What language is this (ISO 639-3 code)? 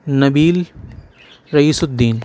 urd